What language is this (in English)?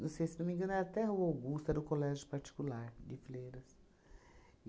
Portuguese